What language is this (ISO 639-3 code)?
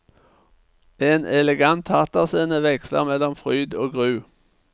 nor